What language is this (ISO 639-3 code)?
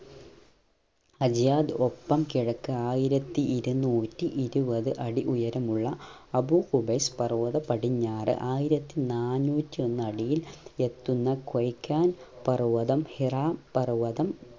mal